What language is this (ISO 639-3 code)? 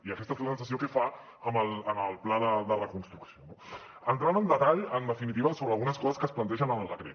cat